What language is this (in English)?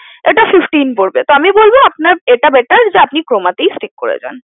Bangla